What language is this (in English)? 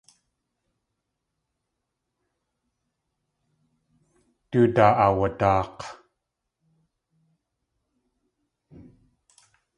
Tlingit